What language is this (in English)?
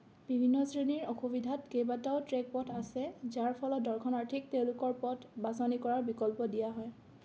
Assamese